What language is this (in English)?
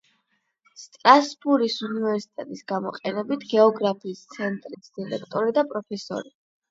Georgian